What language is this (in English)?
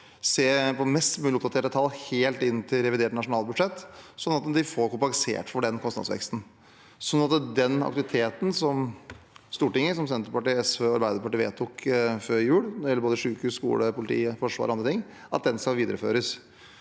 Norwegian